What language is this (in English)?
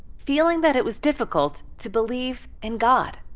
English